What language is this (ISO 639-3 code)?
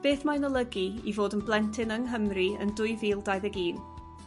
cym